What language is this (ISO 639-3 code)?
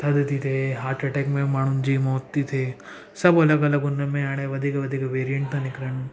snd